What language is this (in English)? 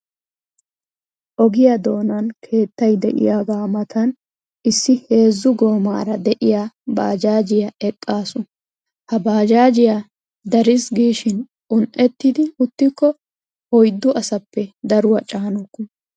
Wolaytta